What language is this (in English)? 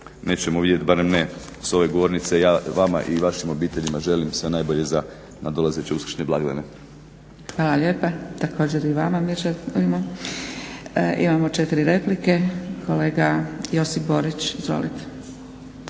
Croatian